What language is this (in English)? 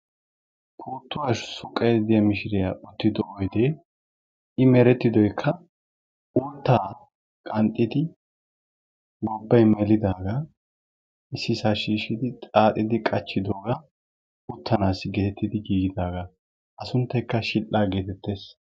Wolaytta